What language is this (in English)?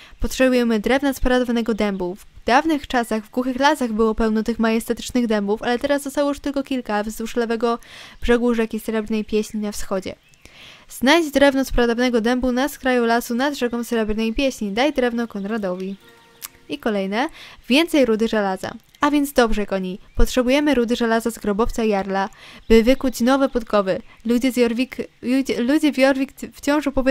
Polish